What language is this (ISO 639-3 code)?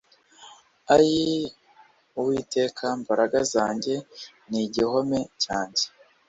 kin